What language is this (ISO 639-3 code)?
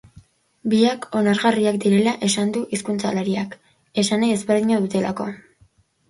eus